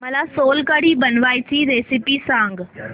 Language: Marathi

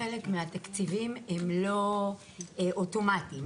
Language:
Hebrew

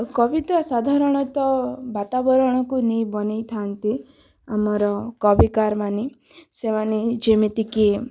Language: Odia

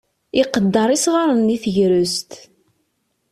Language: Kabyle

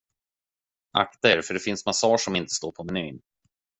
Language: Swedish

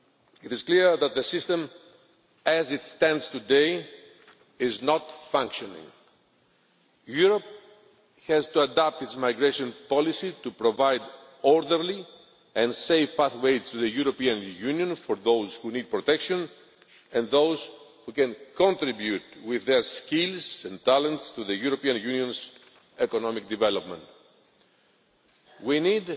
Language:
English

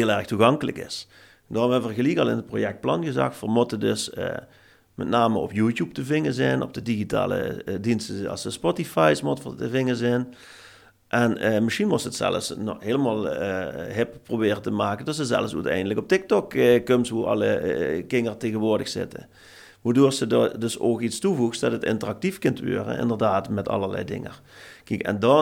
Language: Dutch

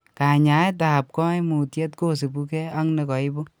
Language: Kalenjin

